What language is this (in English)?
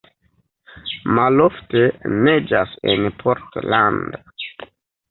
Esperanto